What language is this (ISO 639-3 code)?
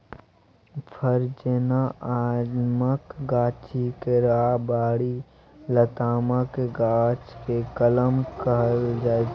mai